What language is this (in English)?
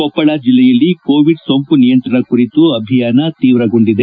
Kannada